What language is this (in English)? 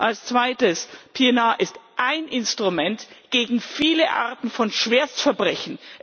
German